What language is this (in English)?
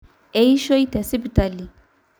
Masai